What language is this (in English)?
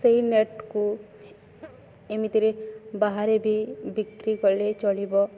Odia